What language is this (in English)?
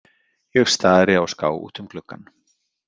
Icelandic